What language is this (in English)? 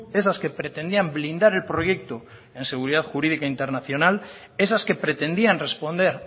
Spanish